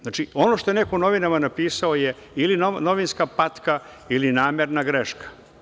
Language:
Serbian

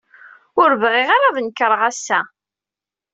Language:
Kabyle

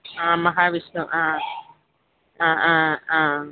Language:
Malayalam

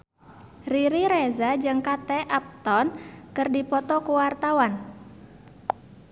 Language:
Sundanese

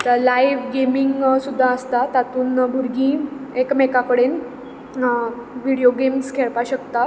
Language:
Konkani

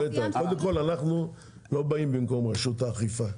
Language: Hebrew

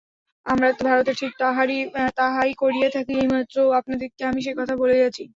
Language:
Bangla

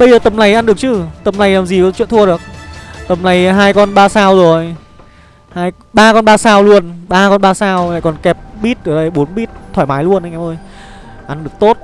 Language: Vietnamese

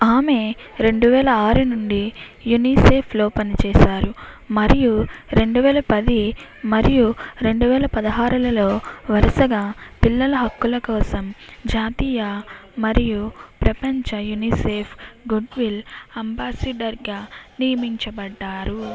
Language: Telugu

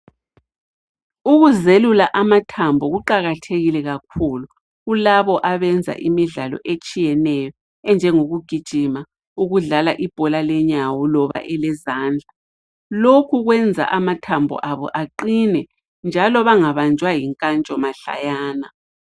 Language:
North Ndebele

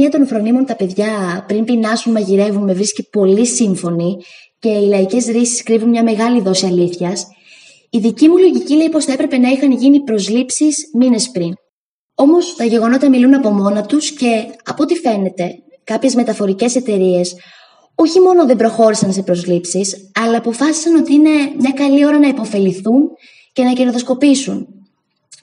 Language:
Greek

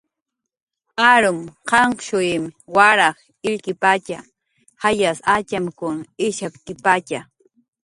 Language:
Jaqaru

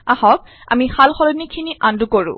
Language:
Assamese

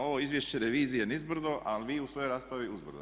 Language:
Croatian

